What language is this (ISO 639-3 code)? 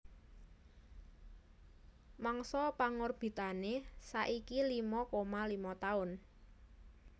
jav